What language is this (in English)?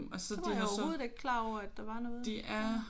Danish